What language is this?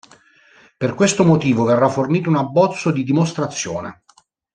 Italian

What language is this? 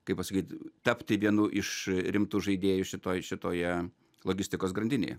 Lithuanian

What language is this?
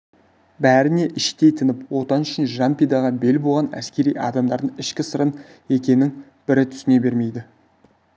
Kazakh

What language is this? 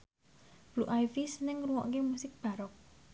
Javanese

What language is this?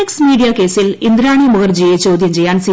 Malayalam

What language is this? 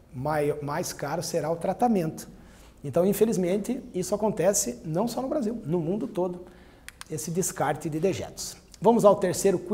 Portuguese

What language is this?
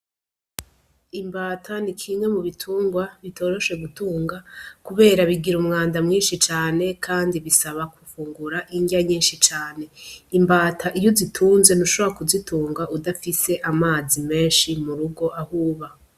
Rundi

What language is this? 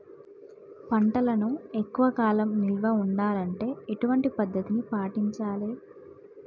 Telugu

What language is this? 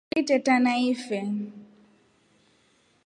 Rombo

